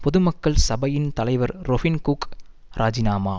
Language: Tamil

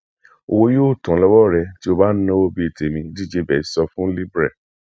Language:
Yoruba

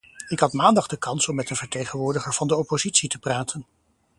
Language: Dutch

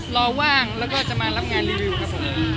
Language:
Thai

